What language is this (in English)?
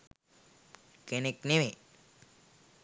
Sinhala